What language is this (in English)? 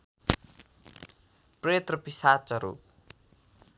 Nepali